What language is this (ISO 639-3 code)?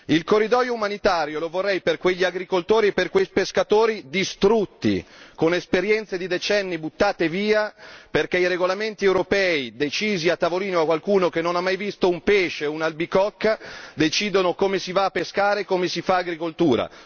ita